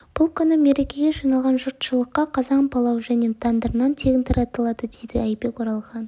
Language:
Kazakh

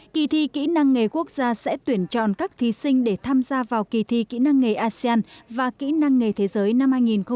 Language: Vietnamese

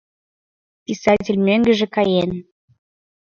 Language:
Mari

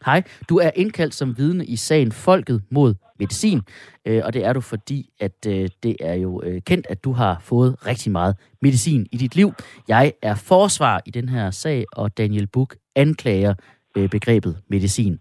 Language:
Danish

